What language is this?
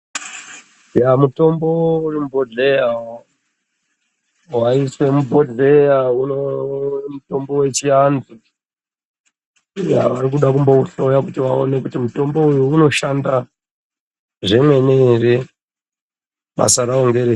Ndau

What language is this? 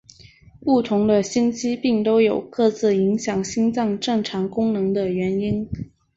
Chinese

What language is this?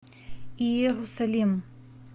Russian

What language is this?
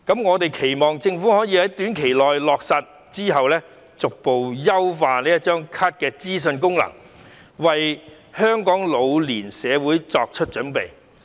Cantonese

